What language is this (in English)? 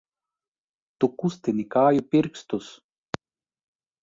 Latvian